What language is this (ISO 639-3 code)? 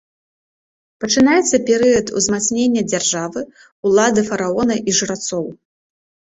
bel